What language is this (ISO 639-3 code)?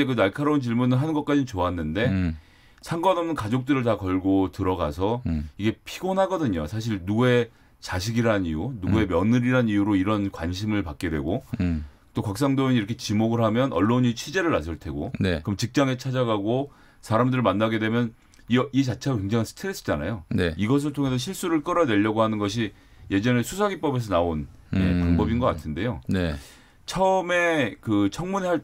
kor